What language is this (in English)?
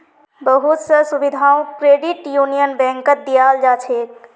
Magahi